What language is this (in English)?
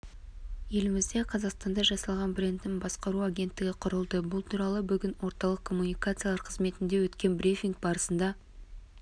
Kazakh